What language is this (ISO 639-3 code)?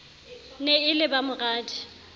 sot